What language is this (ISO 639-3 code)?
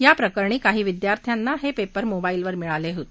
mar